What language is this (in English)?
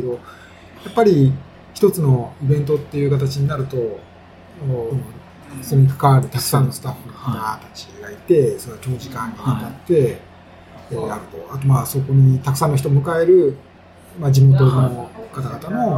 Japanese